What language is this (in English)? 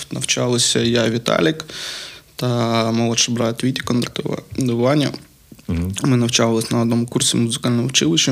Ukrainian